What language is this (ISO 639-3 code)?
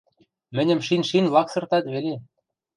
mrj